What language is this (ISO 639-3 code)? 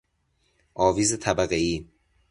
fas